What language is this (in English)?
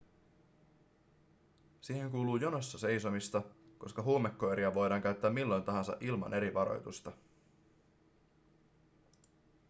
Finnish